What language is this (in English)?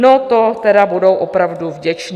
Czech